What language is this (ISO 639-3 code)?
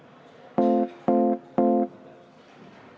est